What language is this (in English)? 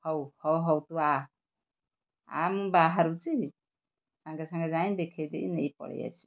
Odia